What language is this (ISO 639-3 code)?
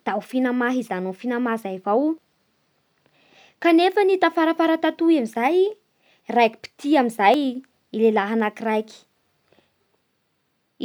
bhr